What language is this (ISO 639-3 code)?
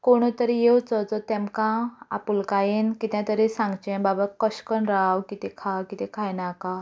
kok